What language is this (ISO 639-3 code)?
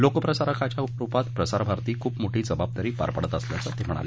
mar